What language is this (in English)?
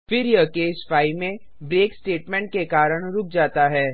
Hindi